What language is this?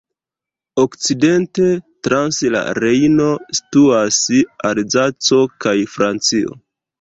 Esperanto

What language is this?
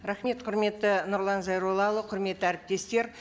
Kazakh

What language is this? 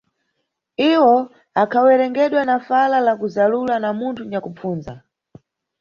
Nyungwe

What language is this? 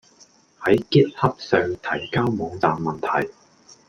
Cantonese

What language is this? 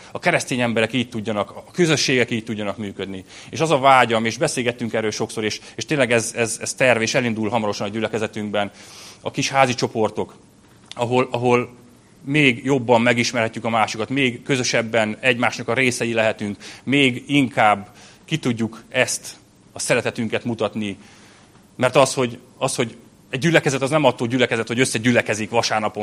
Hungarian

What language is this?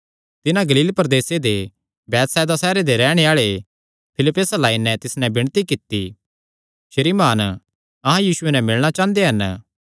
Kangri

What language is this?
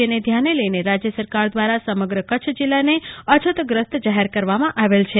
Gujarati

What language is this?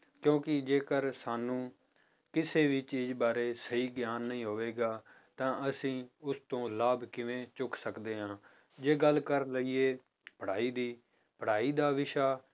Punjabi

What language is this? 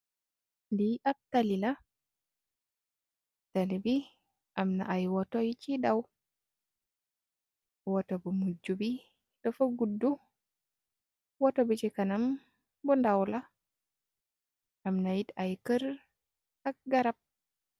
Wolof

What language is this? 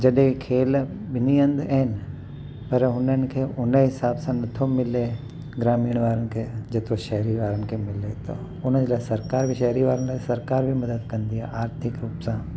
Sindhi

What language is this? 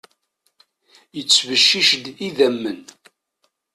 Kabyle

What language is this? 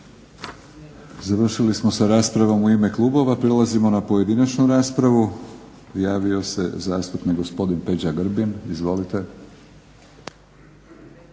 Croatian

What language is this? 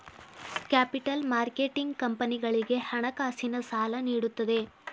Kannada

